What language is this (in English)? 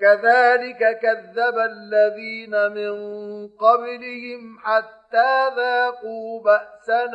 Arabic